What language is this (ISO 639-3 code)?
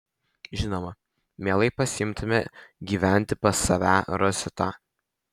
lit